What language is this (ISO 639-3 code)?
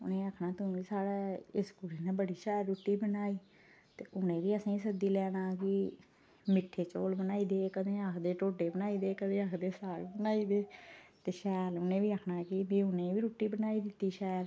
doi